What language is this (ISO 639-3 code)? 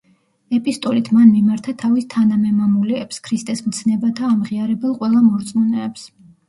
kat